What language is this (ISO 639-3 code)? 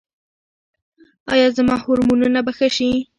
pus